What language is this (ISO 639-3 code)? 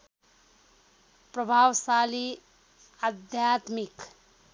nep